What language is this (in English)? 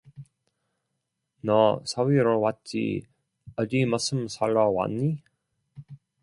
Korean